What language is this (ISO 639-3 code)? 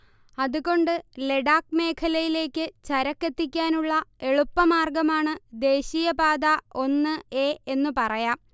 mal